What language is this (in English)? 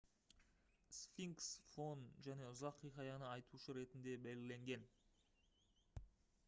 Kazakh